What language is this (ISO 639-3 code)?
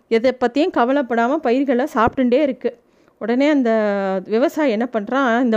tam